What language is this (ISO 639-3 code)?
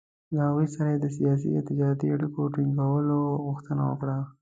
pus